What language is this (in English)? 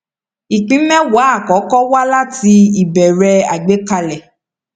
Yoruba